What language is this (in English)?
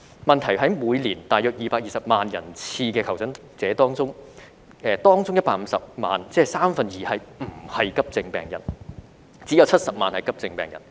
Cantonese